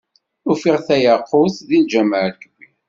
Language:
Kabyle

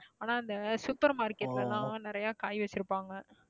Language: Tamil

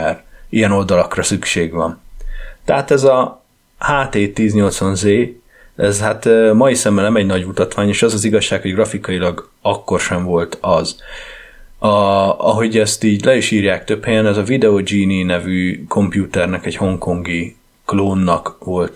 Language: Hungarian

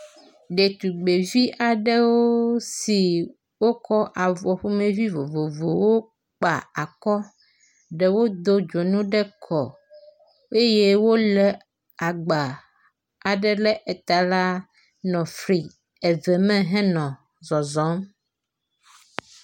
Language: Ewe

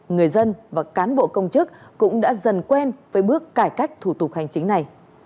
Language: Vietnamese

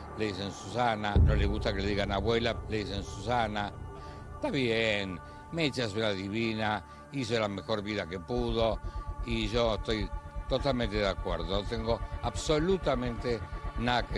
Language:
Spanish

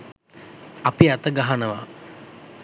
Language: Sinhala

